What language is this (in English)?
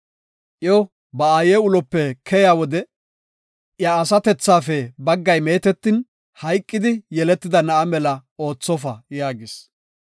Gofa